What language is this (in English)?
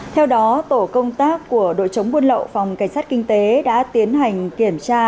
Vietnamese